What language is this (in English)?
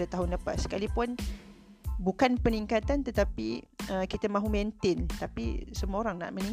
Malay